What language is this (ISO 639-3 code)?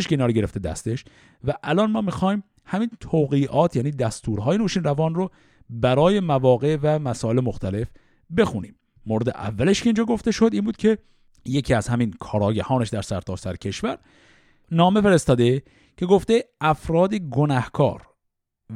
fas